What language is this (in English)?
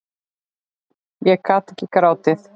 Icelandic